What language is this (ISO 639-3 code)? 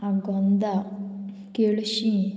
kok